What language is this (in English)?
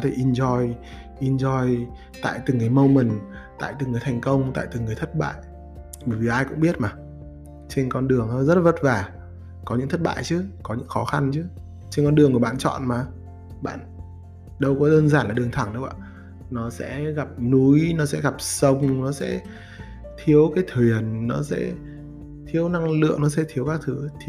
Vietnamese